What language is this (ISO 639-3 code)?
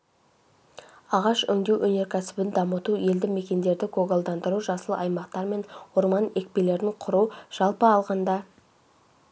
kaz